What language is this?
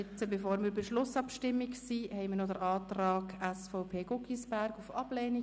Swiss German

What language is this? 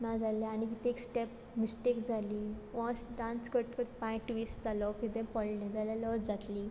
Konkani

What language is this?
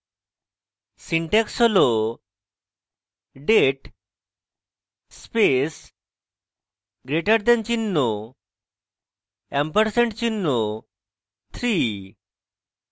Bangla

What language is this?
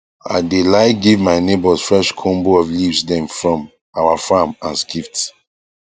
Nigerian Pidgin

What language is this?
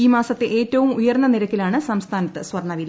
Malayalam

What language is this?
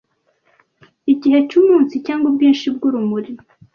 Kinyarwanda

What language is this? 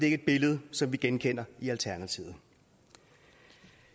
Danish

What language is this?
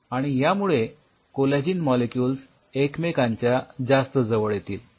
Marathi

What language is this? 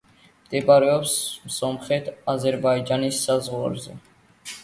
Georgian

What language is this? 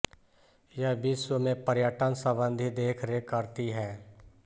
Hindi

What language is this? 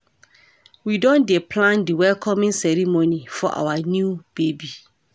Nigerian Pidgin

